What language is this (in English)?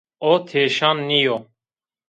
Zaza